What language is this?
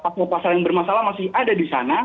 Indonesian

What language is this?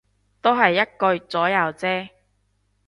Cantonese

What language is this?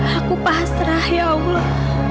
Indonesian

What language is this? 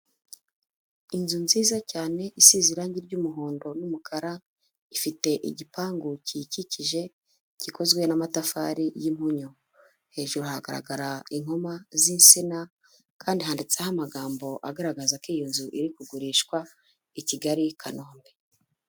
Kinyarwanda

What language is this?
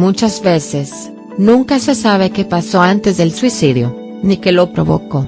Spanish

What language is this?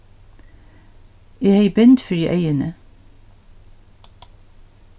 Faroese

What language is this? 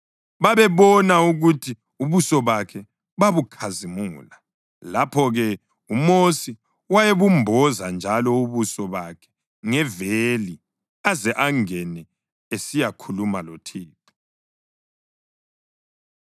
North Ndebele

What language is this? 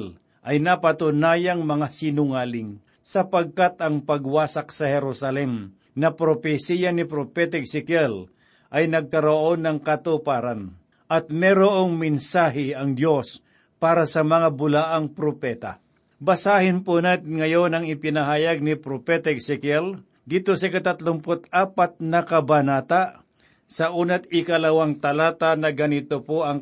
Filipino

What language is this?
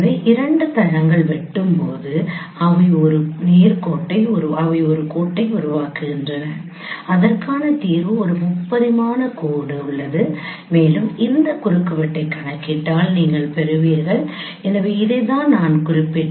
Tamil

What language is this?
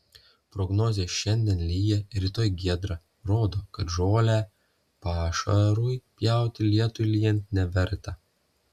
Lithuanian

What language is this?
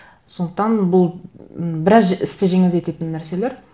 Kazakh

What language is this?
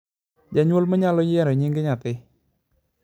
Luo (Kenya and Tanzania)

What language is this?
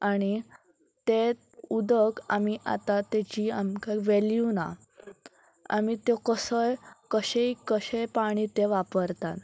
Konkani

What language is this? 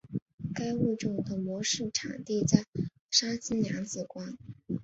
Chinese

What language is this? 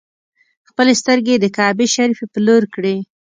Pashto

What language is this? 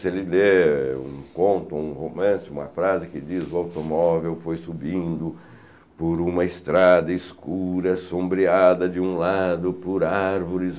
Portuguese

